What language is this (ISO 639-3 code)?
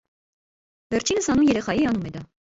hye